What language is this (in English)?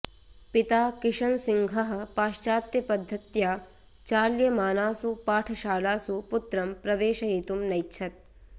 Sanskrit